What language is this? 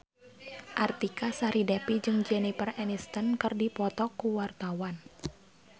Sundanese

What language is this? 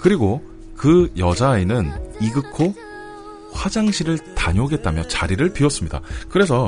Korean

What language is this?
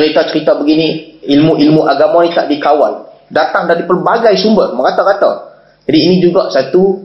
Malay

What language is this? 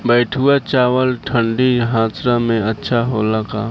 Bhojpuri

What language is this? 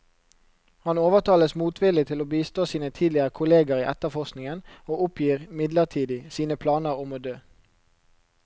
Norwegian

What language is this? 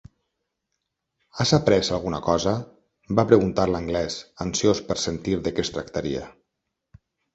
Catalan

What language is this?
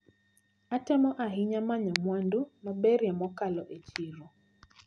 Luo (Kenya and Tanzania)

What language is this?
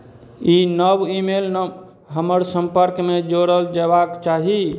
Maithili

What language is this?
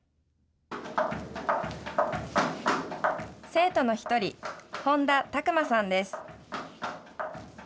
Japanese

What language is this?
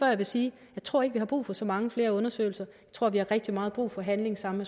Danish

